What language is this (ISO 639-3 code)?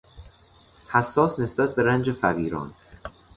fas